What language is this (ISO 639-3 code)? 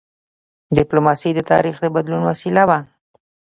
pus